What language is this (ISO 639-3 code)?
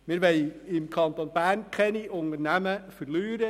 gsw